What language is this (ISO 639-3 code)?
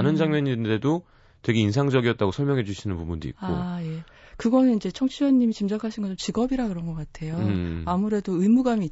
kor